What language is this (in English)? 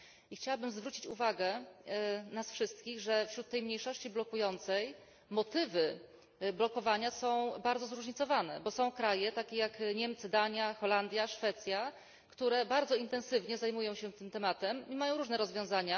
Polish